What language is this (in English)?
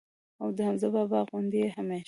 Pashto